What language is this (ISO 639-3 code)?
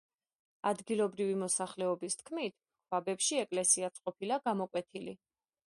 kat